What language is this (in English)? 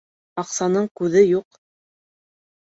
Bashkir